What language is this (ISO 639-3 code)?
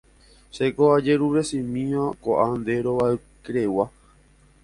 grn